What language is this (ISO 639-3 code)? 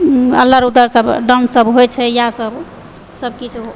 mai